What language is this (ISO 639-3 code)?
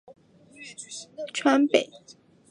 zho